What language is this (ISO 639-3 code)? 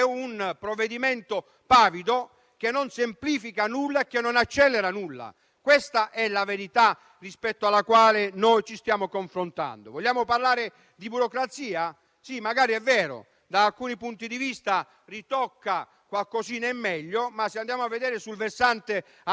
ita